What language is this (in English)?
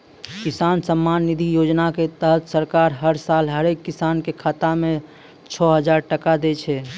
Maithili